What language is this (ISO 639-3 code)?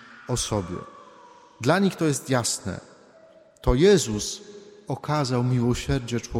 pol